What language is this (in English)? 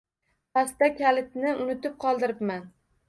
Uzbek